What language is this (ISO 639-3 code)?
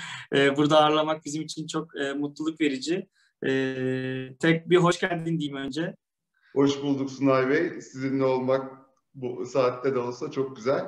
tur